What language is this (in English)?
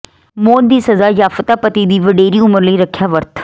Punjabi